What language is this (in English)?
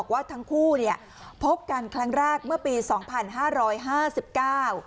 Thai